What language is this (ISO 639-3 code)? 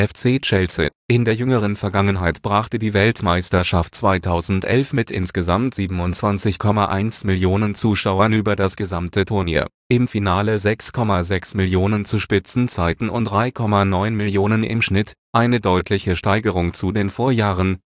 deu